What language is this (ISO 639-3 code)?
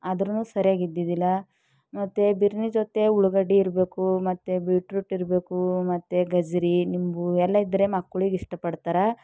kan